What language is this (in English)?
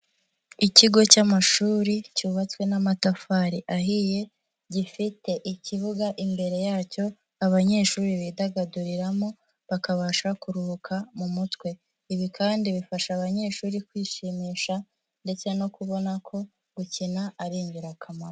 Kinyarwanda